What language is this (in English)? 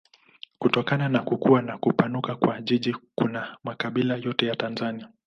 Swahili